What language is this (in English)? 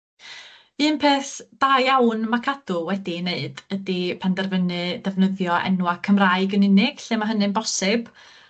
Welsh